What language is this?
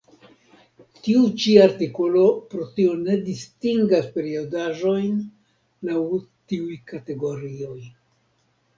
Esperanto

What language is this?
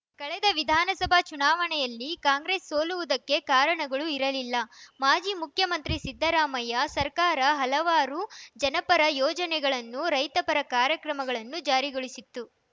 Kannada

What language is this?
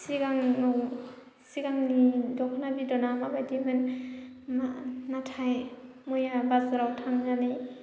Bodo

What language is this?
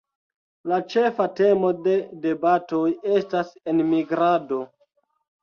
Esperanto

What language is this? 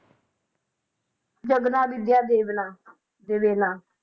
Punjabi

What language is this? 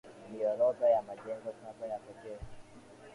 Swahili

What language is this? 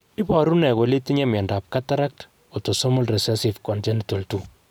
Kalenjin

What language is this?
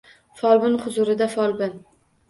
Uzbek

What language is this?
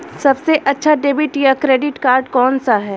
Hindi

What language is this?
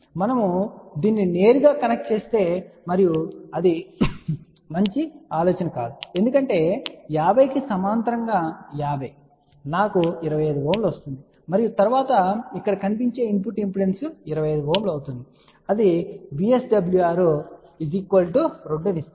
Telugu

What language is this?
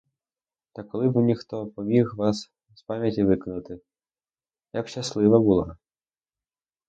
Ukrainian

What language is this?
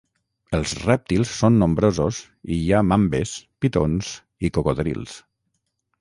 Catalan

